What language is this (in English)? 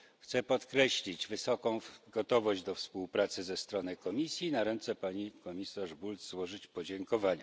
Polish